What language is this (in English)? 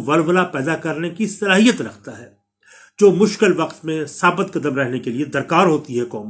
Urdu